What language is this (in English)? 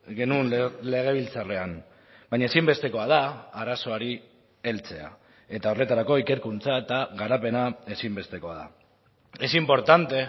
Basque